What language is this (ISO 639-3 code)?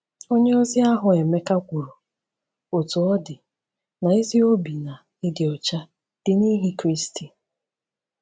ibo